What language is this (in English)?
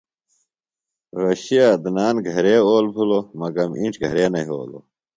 Phalura